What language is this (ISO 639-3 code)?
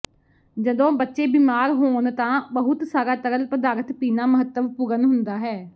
pan